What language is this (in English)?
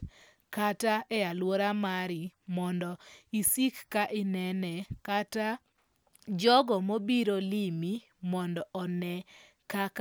Luo (Kenya and Tanzania)